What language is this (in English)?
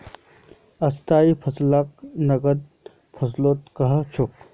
Magahi